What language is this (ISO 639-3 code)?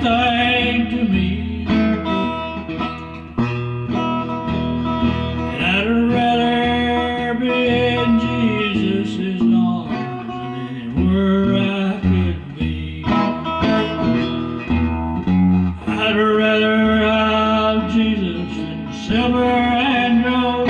eng